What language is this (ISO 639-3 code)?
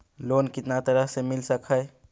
mag